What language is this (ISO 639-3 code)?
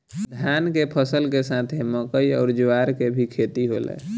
bho